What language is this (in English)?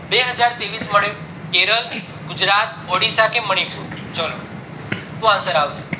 Gujarati